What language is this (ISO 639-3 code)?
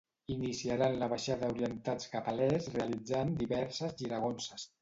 cat